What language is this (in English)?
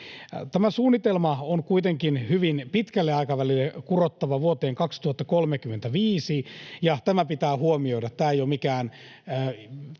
Finnish